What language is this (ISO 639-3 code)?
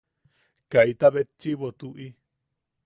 yaq